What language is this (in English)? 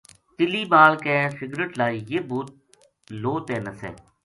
Gujari